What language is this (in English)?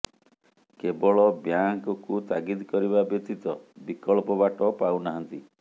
Odia